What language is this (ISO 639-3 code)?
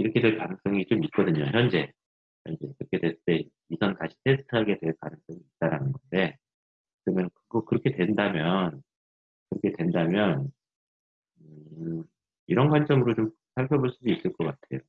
kor